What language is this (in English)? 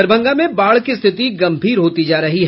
Hindi